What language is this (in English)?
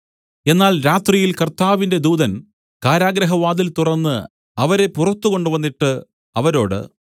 Malayalam